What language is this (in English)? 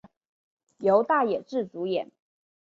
Chinese